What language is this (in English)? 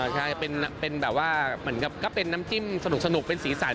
Thai